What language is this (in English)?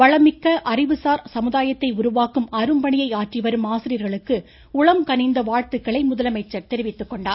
Tamil